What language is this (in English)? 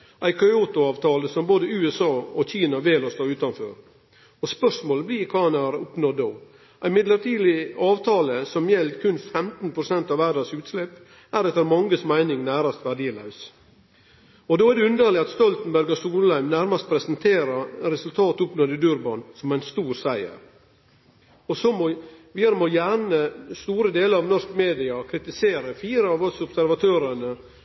Norwegian Nynorsk